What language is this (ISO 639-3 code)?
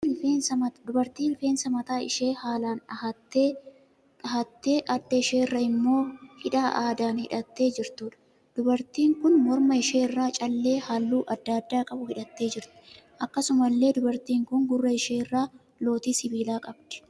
orm